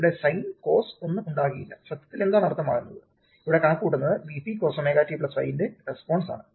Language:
Malayalam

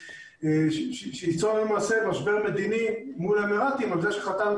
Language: Hebrew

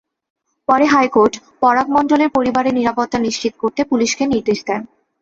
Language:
Bangla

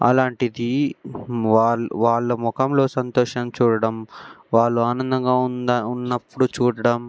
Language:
Telugu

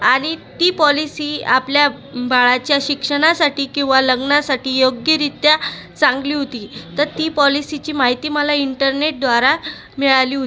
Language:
Marathi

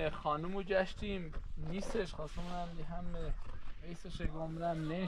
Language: Persian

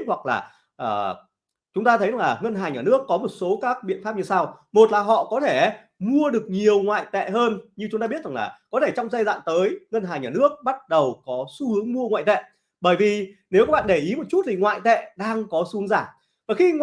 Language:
Vietnamese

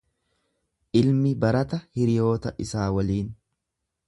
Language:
Oromo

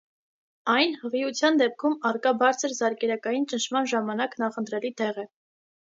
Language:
Armenian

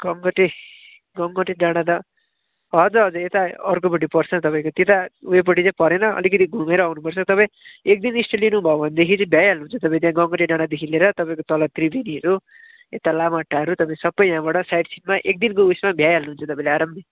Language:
Nepali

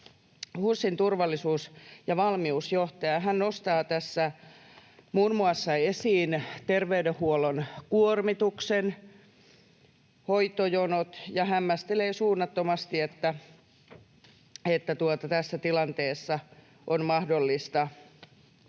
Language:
Finnish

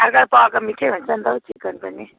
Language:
Nepali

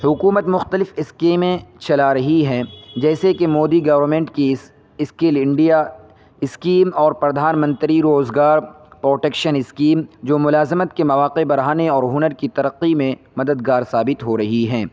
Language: Urdu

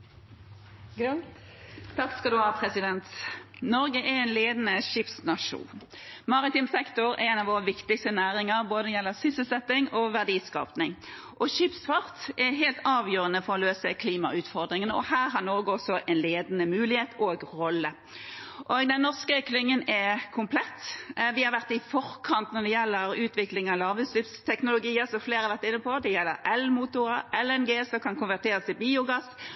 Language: Norwegian Bokmål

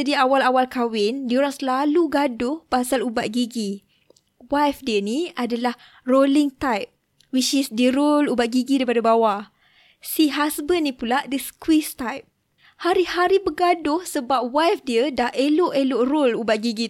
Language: Malay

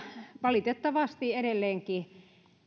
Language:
Finnish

